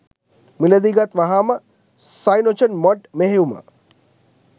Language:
Sinhala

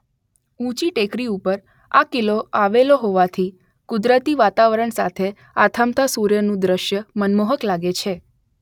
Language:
Gujarati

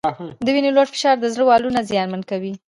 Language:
Pashto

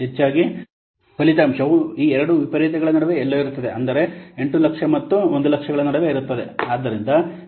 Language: Kannada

